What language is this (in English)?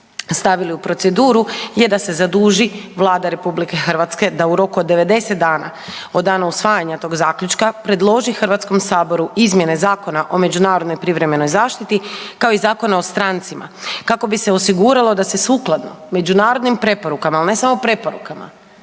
Croatian